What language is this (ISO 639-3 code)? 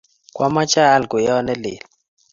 kln